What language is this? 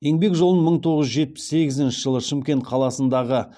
Kazakh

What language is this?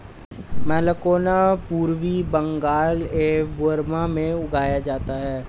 Hindi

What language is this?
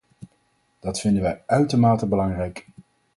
Dutch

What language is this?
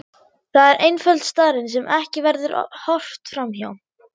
Icelandic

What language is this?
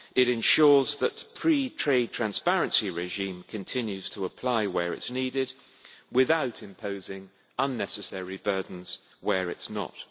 English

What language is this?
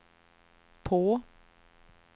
Swedish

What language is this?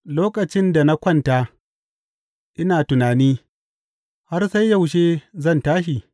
Hausa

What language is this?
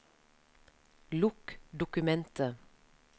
Norwegian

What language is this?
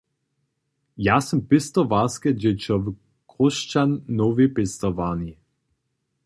Upper Sorbian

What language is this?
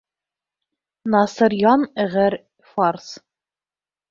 Bashkir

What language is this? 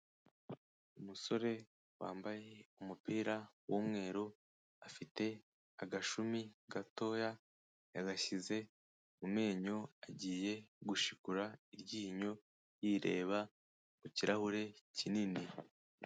Kinyarwanda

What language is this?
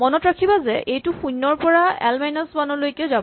Assamese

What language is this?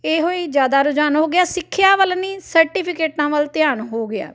Punjabi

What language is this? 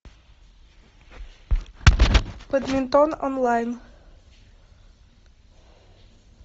Russian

